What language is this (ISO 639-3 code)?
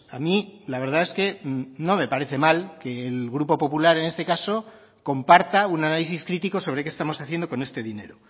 spa